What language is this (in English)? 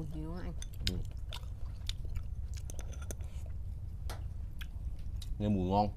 Vietnamese